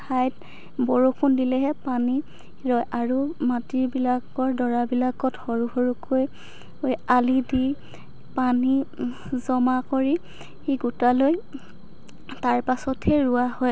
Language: Assamese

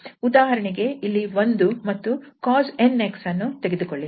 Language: Kannada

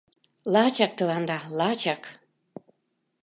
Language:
Mari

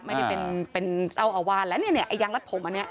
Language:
Thai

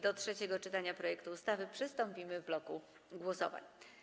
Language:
Polish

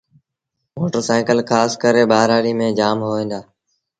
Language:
Sindhi Bhil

